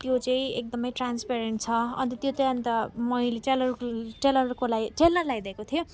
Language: Nepali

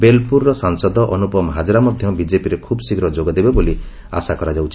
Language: Odia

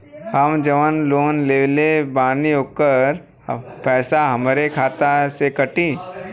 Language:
Bhojpuri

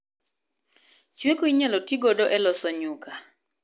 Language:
Luo (Kenya and Tanzania)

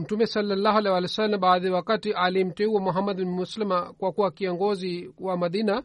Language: Swahili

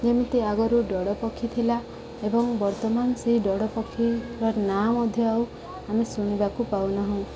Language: Odia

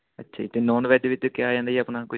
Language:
Punjabi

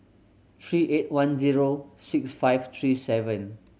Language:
English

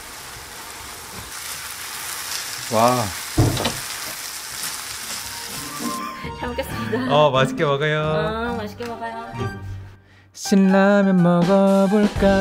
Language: Korean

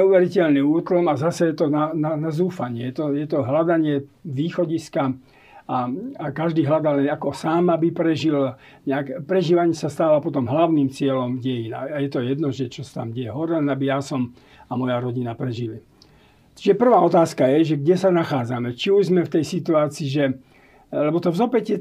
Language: Slovak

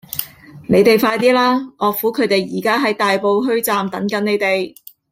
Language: Cantonese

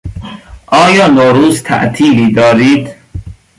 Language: Persian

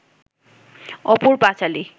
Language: Bangla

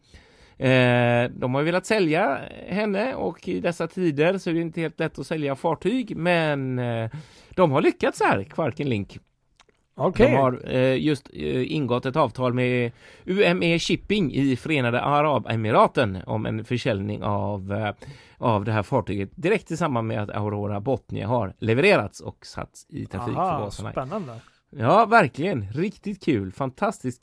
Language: Swedish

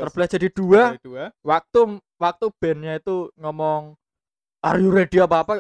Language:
Indonesian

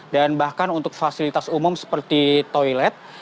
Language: Indonesian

